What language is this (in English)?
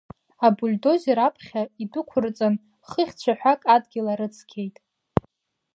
Abkhazian